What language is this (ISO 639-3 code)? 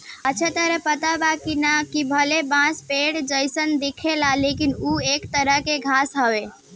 bho